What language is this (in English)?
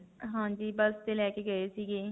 Punjabi